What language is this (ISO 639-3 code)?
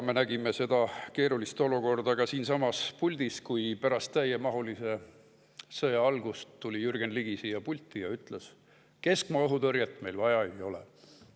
est